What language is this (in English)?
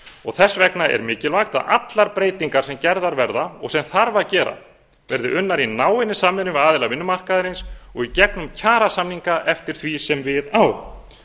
Icelandic